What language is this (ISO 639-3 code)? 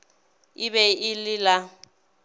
nso